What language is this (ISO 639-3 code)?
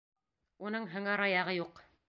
bak